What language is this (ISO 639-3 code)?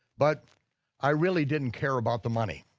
eng